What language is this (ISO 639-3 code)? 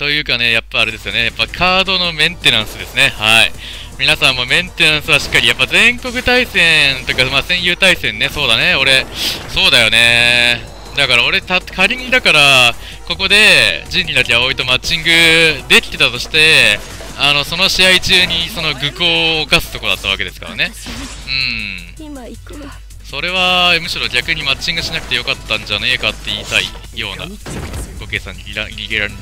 jpn